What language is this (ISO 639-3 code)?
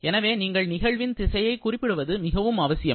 tam